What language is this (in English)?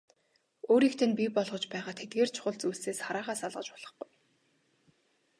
Mongolian